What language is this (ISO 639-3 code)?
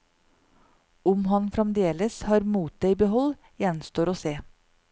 nor